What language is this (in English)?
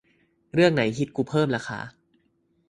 Thai